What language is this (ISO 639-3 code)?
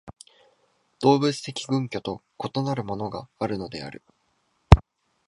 jpn